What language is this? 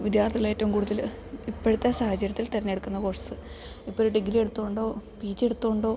Malayalam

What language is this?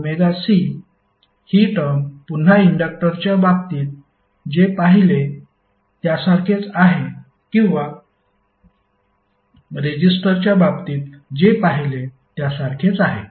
Marathi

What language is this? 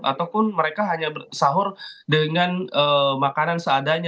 Indonesian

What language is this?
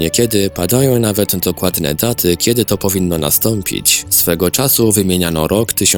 Polish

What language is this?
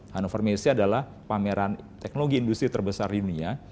Indonesian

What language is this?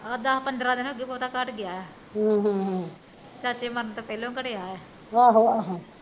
Punjabi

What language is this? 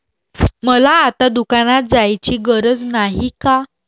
Marathi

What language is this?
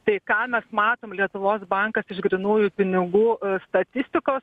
Lithuanian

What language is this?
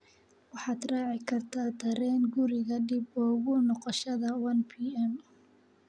Somali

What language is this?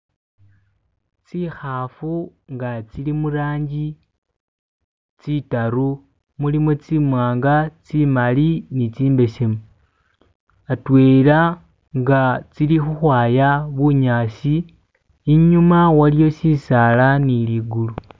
Masaaba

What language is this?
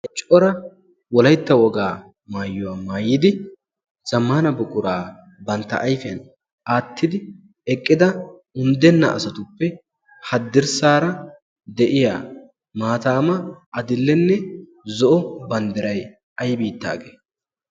Wolaytta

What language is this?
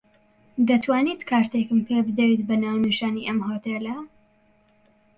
Central Kurdish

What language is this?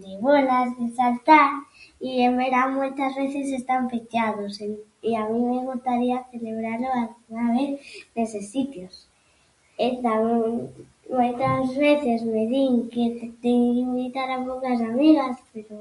Galician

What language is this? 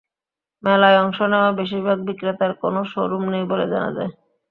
Bangla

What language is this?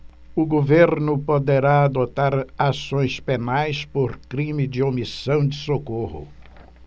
Portuguese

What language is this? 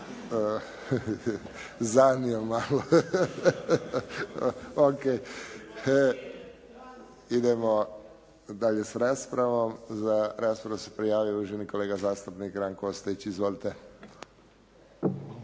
Croatian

